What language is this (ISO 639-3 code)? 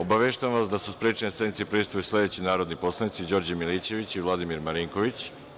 srp